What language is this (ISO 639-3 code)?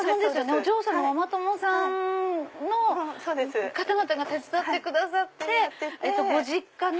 jpn